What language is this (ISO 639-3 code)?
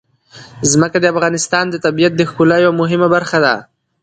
pus